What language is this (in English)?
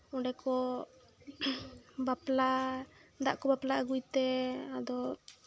Santali